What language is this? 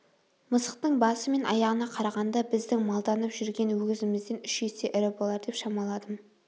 Kazakh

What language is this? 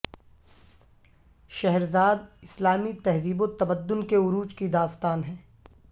Urdu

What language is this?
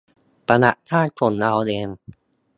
Thai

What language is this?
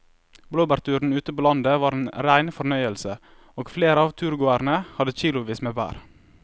Norwegian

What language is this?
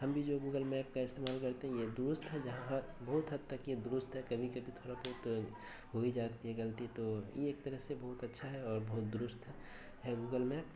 Urdu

